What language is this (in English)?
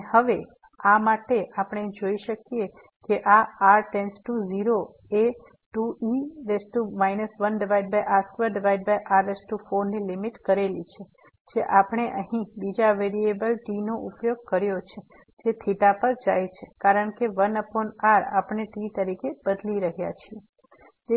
Gujarati